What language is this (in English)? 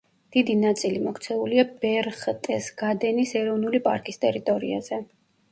Georgian